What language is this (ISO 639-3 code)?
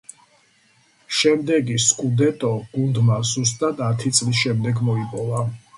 kat